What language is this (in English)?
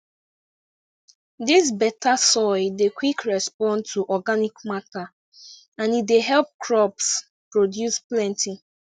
Nigerian Pidgin